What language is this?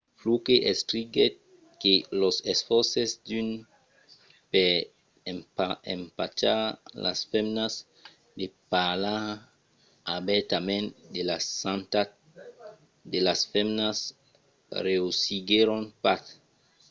Occitan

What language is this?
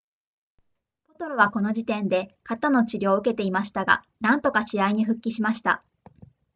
Japanese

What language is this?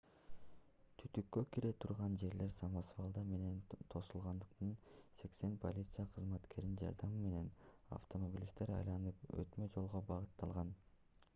Kyrgyz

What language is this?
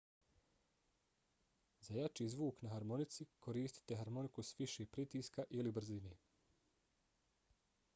Bosnian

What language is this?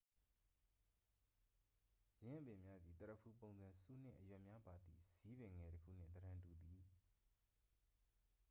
Burmese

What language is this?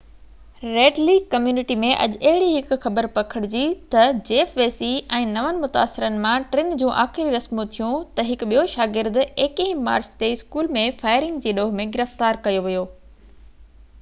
Sindhi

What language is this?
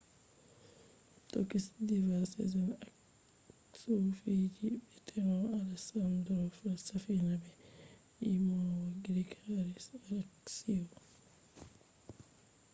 Fula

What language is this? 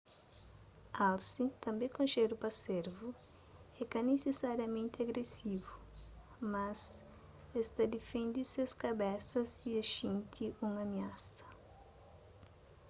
Kabuverdianu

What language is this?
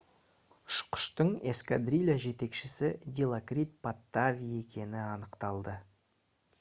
Kazakh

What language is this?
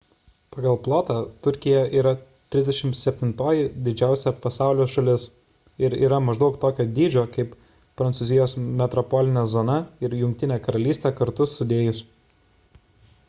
Lithuanian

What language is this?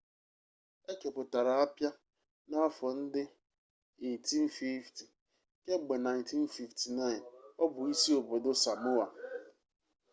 Igbo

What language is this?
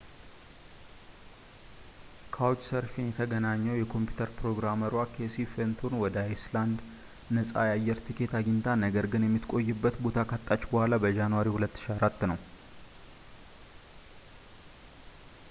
Amharic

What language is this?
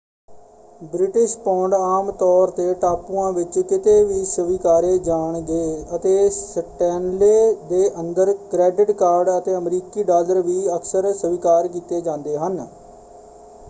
Punjabi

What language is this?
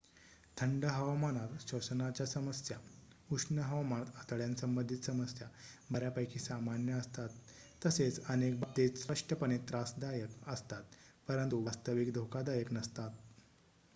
Marathi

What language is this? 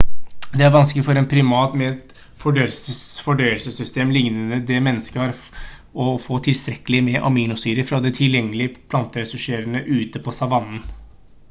Norwegian Bokmål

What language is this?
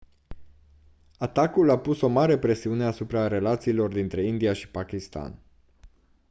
Romanian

